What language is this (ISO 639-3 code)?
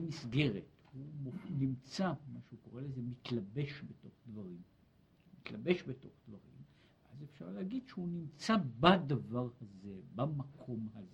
heb